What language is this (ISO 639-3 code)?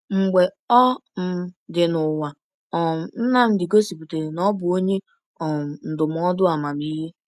ibo